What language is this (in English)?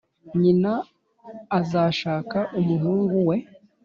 Kinyarwanda